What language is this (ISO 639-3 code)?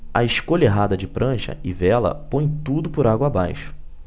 por